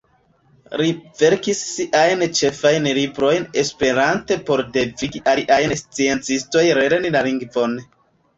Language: Esperanto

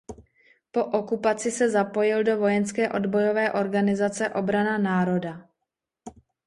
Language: Czech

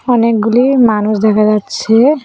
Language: Bangla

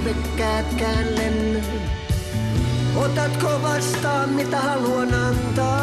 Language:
Finnish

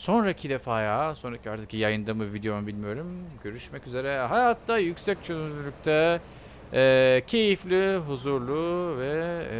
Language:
Turkish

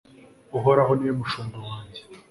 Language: Kinyarwanda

